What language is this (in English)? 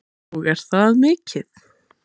Icelandic